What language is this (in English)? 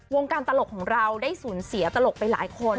Thai